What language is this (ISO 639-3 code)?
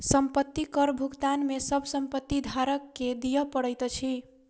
mai